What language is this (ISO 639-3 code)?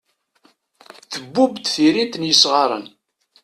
kab